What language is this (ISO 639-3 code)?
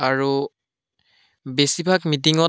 asm